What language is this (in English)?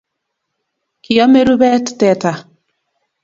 Kalenjin